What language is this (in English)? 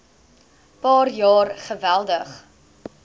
Afrikaans